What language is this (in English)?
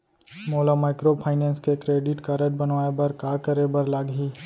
Chhattisgarhi